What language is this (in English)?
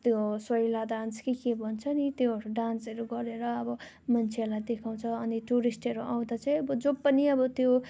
Nepali